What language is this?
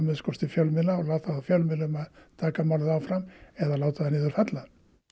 Icelandic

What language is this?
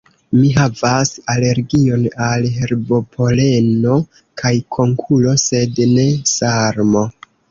Esperanto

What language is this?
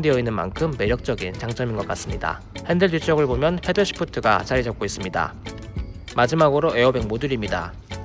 Korean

